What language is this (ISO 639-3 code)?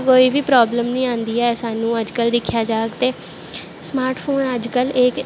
doi